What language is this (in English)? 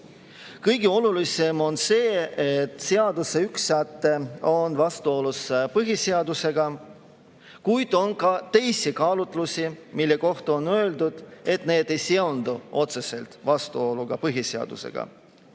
Estonian